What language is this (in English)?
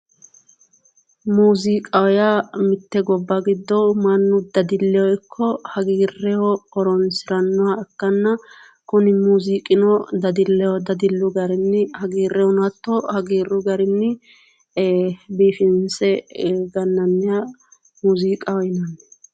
Sidamo